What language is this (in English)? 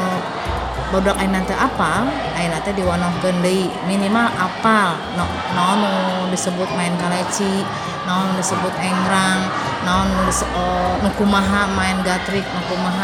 Indonesian